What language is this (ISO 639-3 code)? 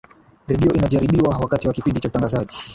swa